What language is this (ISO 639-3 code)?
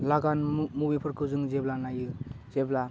brx